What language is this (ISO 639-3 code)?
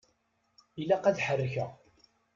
kab